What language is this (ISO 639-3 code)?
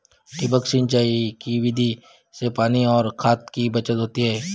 mar